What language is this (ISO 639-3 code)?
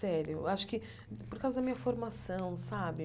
por